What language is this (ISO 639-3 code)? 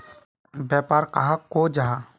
mag